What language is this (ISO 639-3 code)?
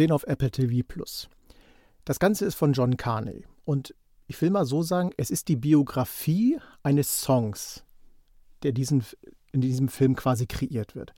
deu